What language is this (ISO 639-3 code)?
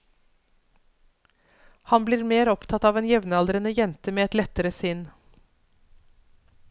nor